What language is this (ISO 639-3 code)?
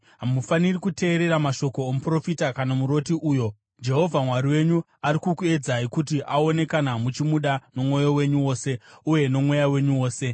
sna